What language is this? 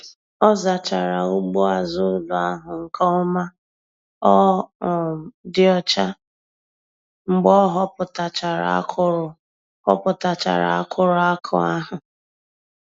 Igbo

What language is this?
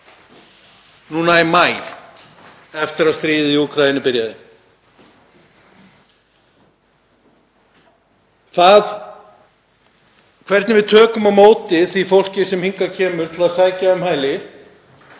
Icelandic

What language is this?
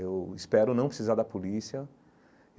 Portuguese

